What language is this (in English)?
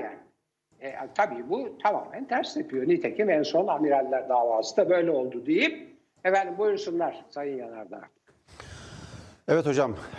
Turkish